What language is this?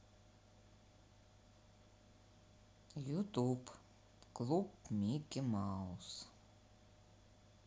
Russian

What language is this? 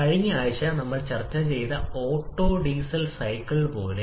Malayalam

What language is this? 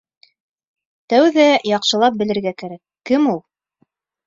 Bashkir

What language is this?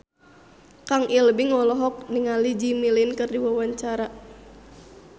Sundanese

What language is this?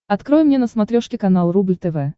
Russian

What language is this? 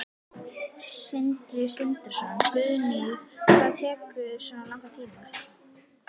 Icelandic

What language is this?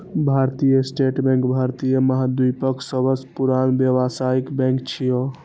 Maithili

